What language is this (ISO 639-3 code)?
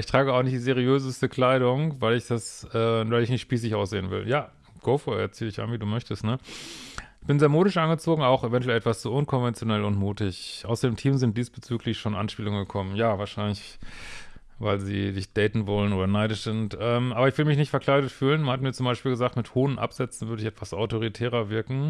deu